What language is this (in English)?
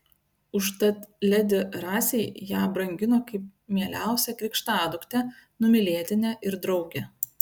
Lithuanian